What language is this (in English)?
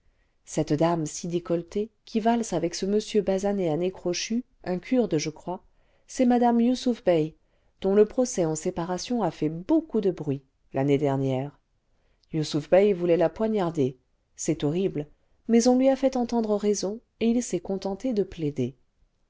French